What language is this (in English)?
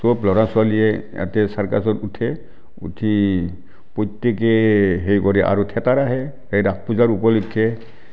Assamese